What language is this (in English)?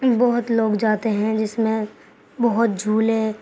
Urdu